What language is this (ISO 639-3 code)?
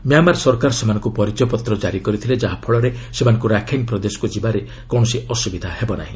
ori